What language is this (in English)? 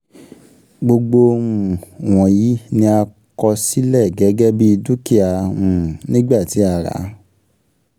Yoruba